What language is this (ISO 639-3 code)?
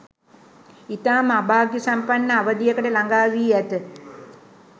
sin